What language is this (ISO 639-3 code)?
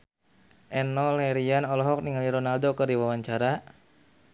sun